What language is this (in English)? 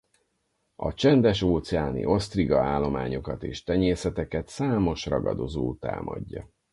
Hungarian